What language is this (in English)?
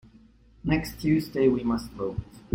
English